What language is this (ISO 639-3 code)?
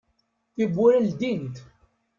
kab